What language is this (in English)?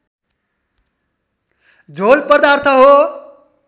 Nepali